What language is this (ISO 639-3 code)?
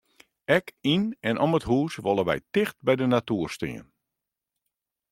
fry